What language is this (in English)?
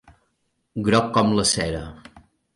Catalan